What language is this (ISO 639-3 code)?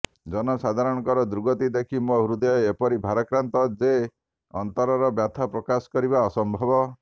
ori